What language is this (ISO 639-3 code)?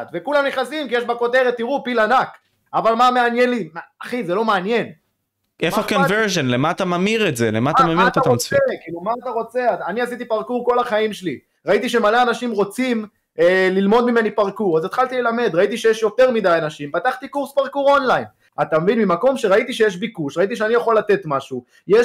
heb